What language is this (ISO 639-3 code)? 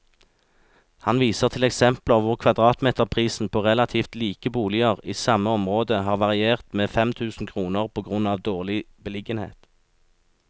nor